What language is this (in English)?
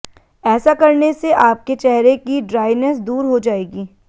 Hindi